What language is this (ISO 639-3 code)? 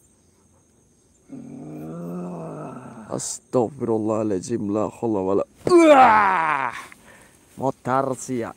ind